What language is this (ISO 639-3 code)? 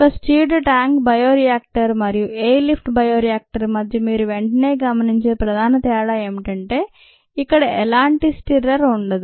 tel